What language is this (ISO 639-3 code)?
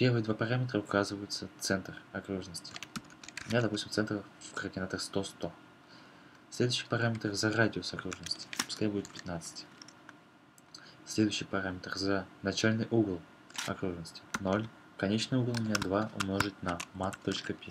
rus